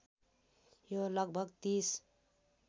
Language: Nepali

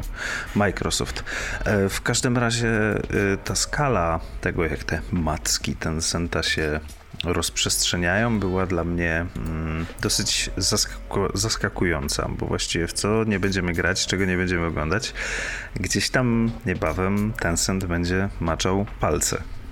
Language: Polish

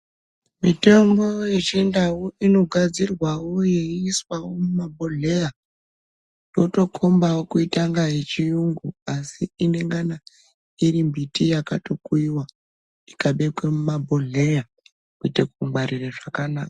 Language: Ndau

